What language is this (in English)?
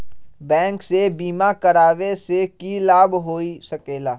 Magahi